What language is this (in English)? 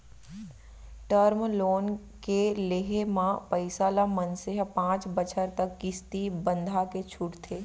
Chhattisgarhi